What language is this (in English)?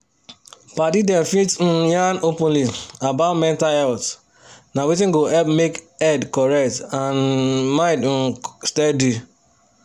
Nigerian Pidgin